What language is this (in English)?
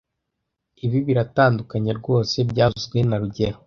Kinyarwanda